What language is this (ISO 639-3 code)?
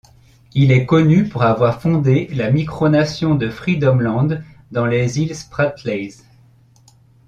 fra